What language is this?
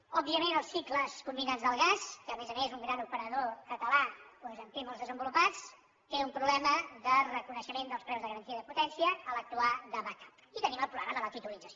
Catalan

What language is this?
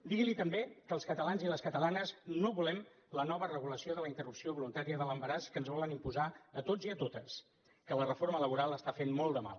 Catalan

